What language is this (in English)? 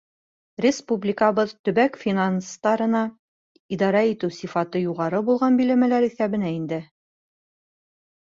Bashkir